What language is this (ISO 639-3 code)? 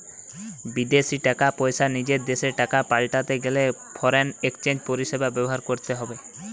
ben